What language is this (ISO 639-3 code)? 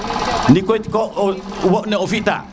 srr